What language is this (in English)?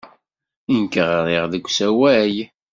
Kabyle